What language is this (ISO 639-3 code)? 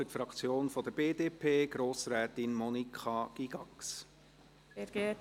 gsw